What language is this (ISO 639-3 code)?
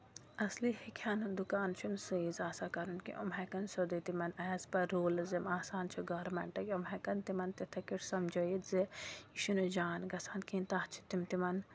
kas